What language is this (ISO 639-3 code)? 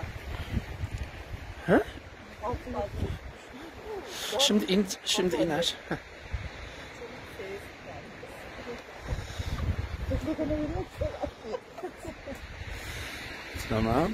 tur